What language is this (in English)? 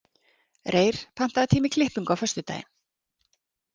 Icelandic